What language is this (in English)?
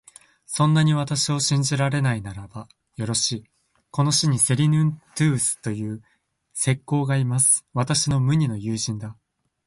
Japanese